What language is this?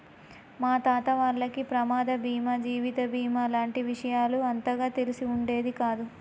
Telugu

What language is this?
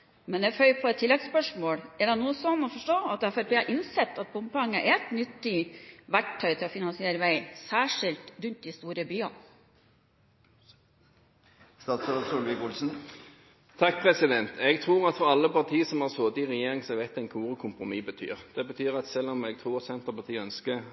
Norwegian Bokmål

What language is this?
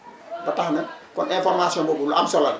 Wolof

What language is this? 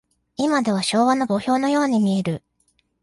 Japanese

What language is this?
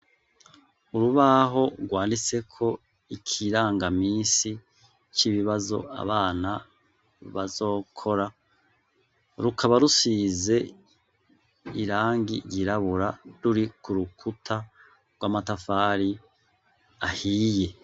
Rundi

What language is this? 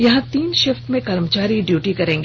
Hindi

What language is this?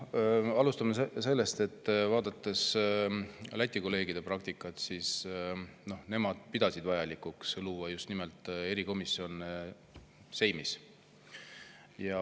Estonian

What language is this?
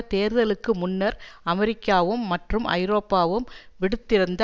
Tamil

